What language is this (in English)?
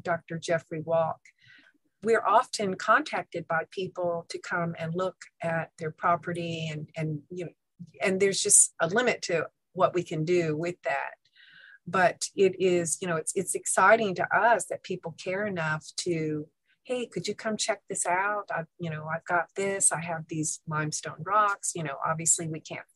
English